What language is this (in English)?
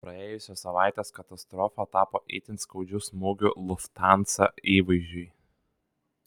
Lithuanian